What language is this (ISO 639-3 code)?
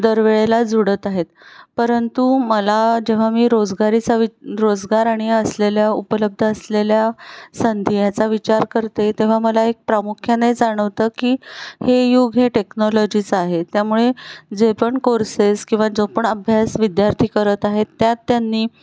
mar